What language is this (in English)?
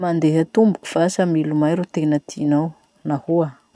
Masikoro Malagasy